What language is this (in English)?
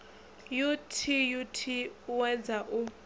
Venda